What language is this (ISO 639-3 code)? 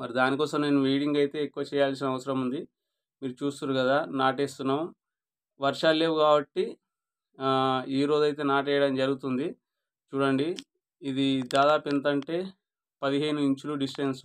hin